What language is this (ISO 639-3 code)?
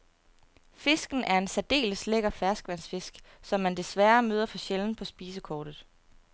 dan